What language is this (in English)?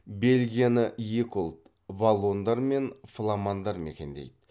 Kazakh